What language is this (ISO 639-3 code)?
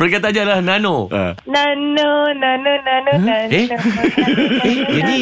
msa